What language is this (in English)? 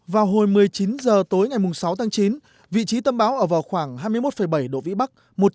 Vietnamese